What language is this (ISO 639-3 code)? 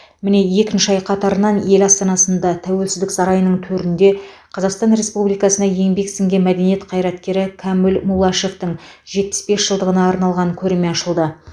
kaz